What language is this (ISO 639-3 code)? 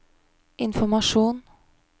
nor